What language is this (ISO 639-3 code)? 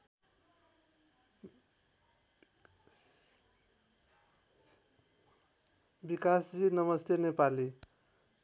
nep